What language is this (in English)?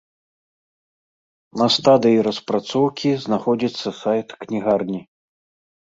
Belarusian